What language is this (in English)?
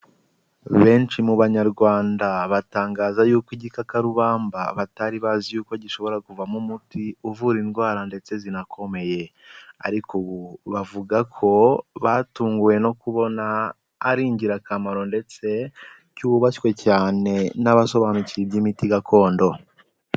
Kinyarwanda